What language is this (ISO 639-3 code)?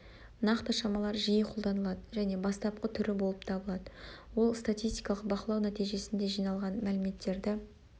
kaz